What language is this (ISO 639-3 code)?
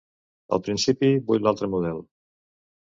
cat